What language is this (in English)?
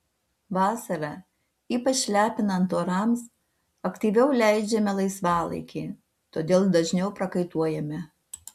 Lithuanian